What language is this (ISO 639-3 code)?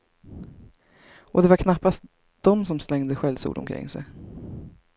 swe